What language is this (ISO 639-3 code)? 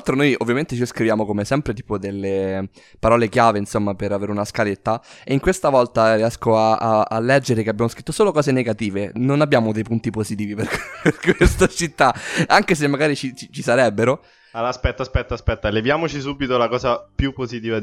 ita